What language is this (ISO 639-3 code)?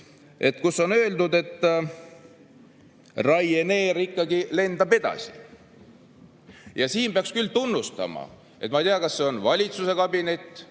est